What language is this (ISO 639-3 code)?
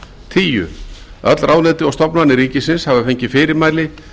isl